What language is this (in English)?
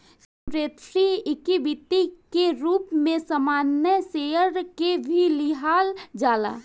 Bhojpuri